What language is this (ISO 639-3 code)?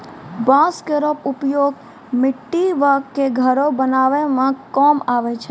mai